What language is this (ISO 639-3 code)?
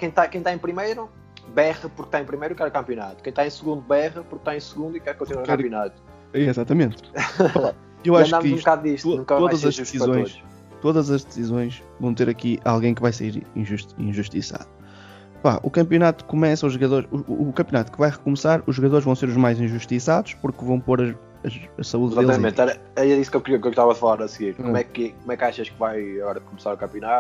por